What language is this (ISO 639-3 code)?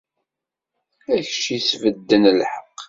kab